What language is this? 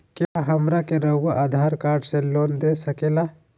Magahi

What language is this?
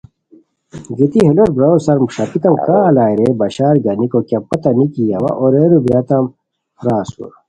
Khowar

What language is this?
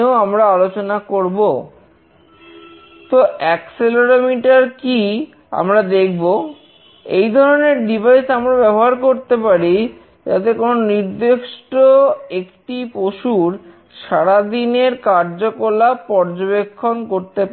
Bangla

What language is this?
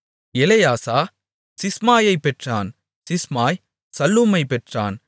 Tamil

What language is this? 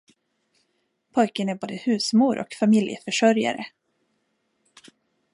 Swedish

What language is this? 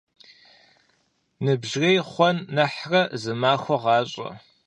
Kabardian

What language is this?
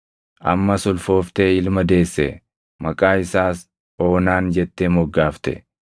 Oromo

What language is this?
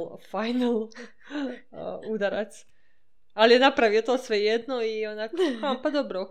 Croatian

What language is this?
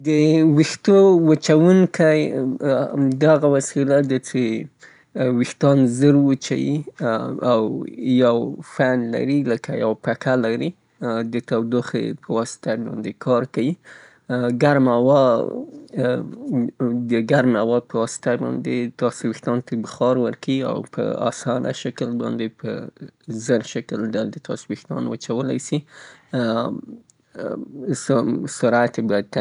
Southern Pashto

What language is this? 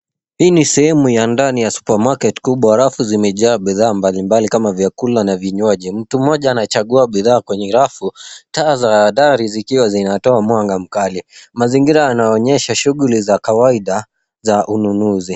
Swahili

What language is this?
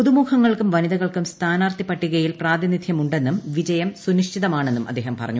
Malayalam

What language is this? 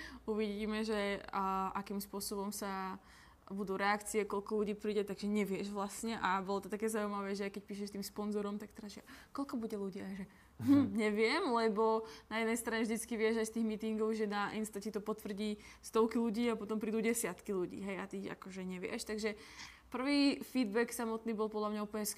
Czech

